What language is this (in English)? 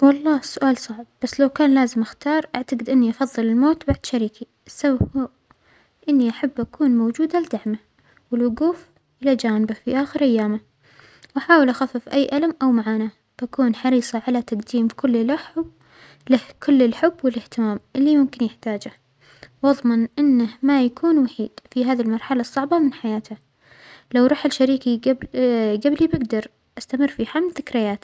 Omani Arabic